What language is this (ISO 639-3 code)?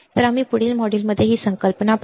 mar